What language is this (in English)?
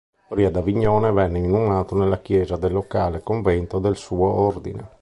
Italian